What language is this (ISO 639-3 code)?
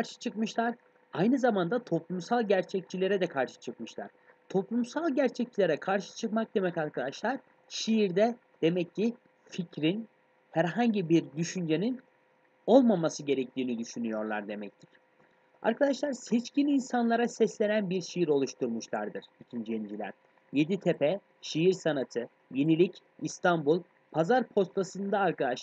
tur